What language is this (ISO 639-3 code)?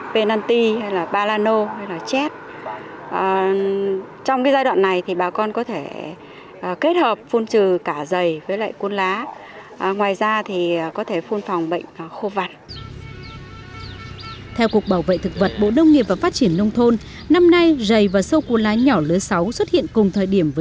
vie